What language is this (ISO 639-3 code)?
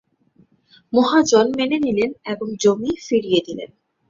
ben